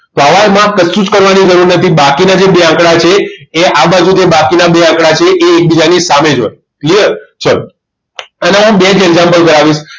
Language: Gujarati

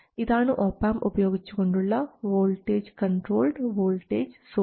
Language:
Malayalam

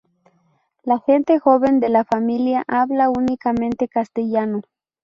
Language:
Spanish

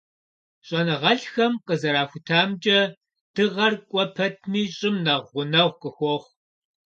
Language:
Kabardian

